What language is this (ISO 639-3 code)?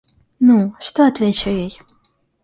rus